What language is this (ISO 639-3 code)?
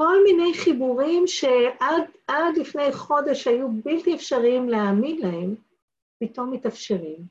heb